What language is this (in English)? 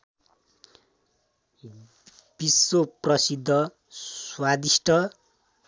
Nepali